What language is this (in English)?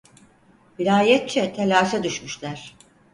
Turkish